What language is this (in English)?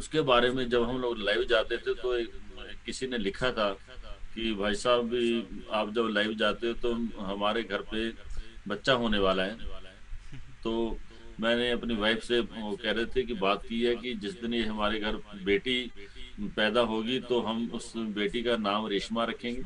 Hindi